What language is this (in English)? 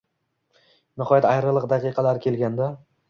Uzbek